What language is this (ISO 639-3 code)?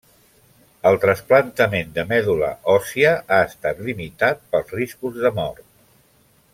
cat